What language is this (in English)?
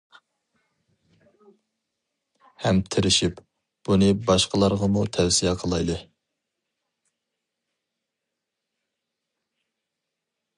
Uyghur